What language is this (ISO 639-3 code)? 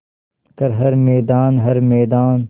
hin